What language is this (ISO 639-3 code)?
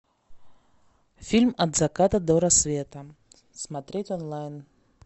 rus